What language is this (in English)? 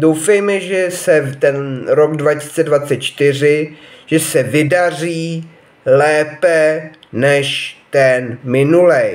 Czech